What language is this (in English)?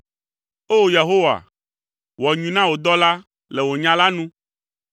Ewe